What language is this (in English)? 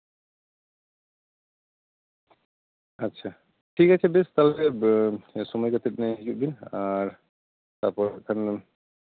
Santali